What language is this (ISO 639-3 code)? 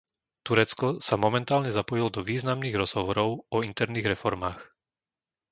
slk